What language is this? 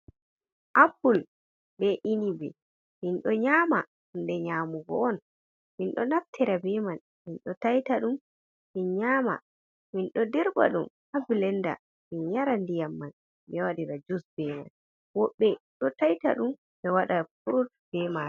Fula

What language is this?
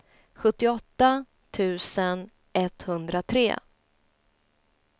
Swedish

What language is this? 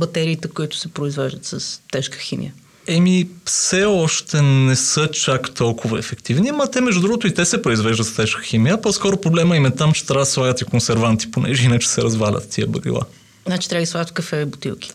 Bulgarian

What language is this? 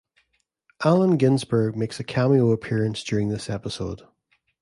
English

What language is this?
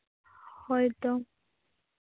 Santali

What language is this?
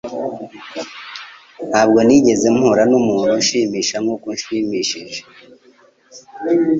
Kinyarwanda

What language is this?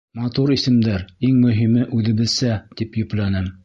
Bashkir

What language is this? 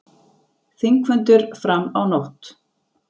Icelandic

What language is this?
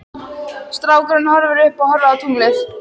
Icelandic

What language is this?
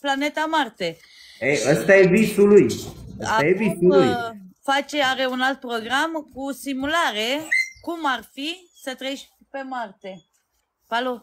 Romanian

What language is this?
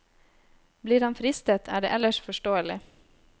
Norwegian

